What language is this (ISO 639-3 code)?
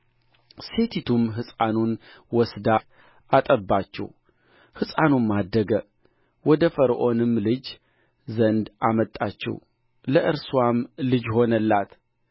amh